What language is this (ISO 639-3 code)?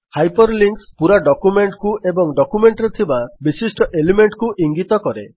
ori